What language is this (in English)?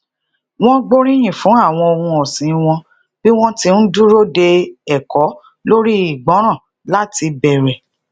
Yoruba